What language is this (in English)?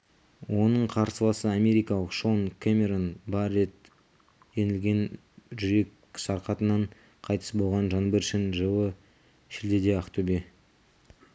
Kazakh